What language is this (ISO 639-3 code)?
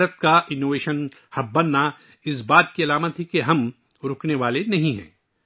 urd